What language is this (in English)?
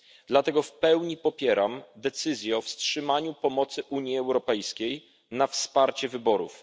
Polish